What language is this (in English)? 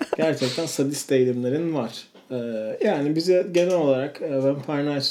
Turkish